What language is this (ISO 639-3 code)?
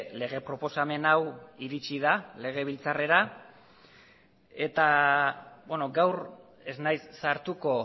eus